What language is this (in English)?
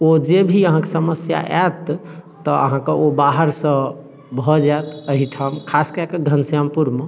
Maithili